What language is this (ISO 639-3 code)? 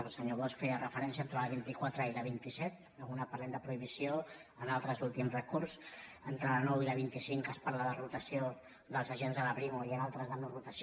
cat